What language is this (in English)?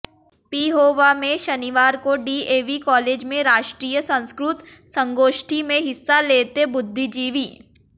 Hindi